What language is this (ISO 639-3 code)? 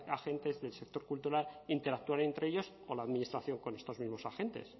spa